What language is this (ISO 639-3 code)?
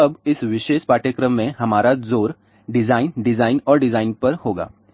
hin